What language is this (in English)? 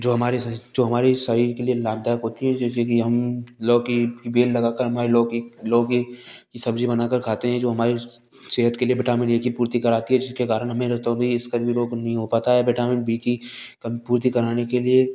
Hindi